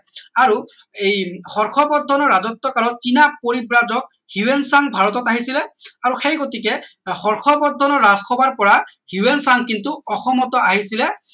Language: Assamese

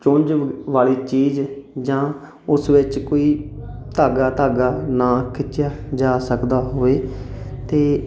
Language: Punjabi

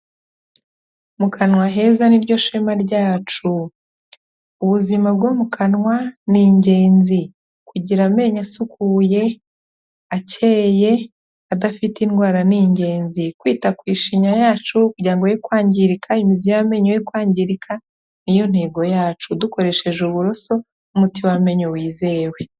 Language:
Kinyarwanda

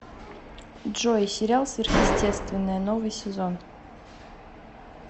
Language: Russian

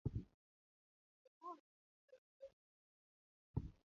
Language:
Luo (Kenya and Tanzania)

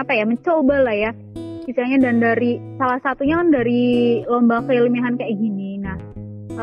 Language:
Indonesian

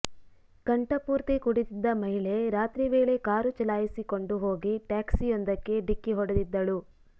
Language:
Kannada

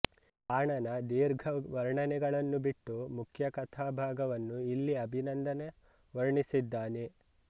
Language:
Kannada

